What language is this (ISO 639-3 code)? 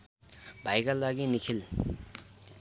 nep